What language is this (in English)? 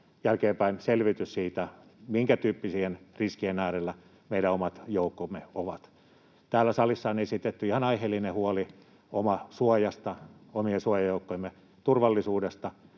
Finnish